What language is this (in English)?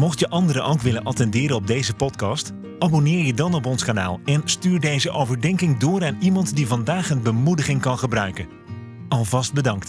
Dutch